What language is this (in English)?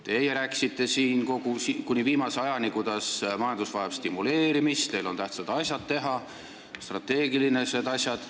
Estonian